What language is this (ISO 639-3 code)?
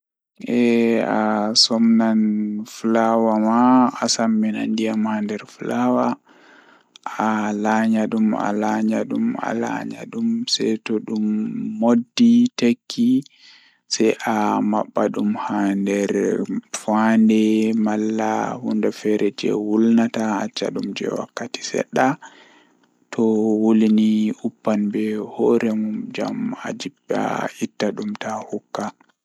ful